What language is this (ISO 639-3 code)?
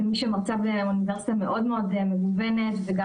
heb